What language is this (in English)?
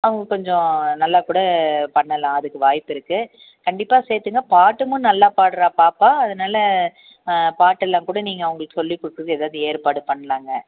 Tamil